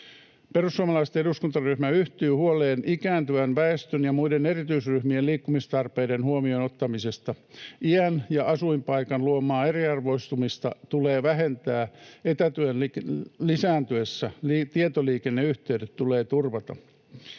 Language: Finnish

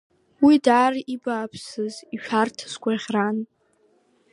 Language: Abkhazian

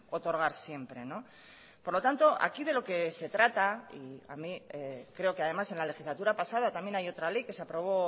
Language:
Spanish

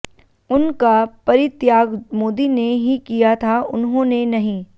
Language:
Hindi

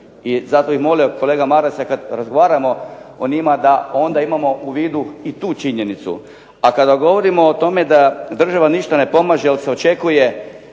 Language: Croatian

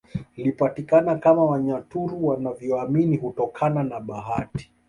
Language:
Swahili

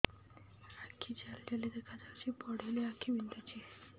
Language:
Odia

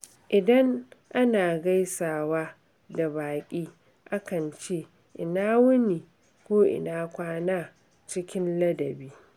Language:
Hausa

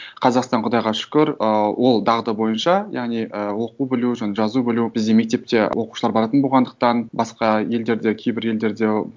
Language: Kazakh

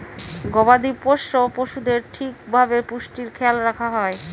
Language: Bangla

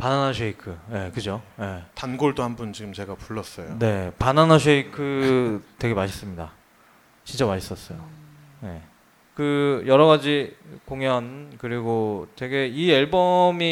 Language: Korean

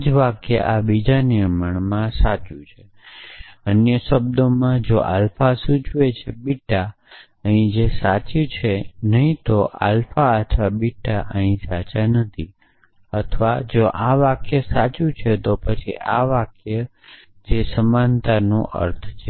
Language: Gujarati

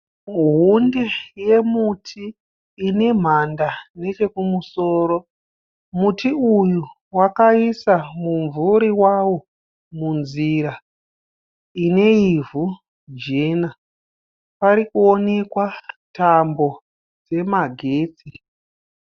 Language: Shona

